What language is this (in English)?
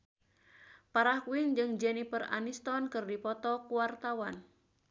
Sundanese